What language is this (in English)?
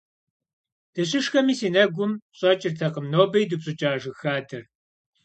Kabardian